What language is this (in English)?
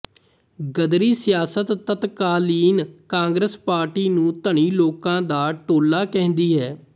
Punjabi